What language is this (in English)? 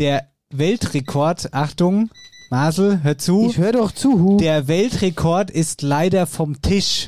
German